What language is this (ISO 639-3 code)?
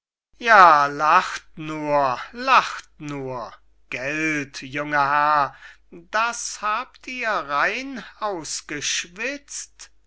deu